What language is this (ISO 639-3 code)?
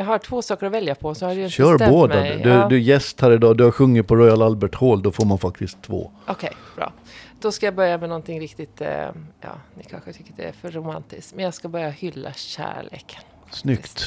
swe